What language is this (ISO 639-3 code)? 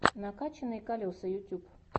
rus